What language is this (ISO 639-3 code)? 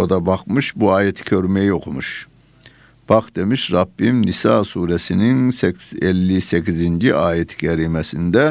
tur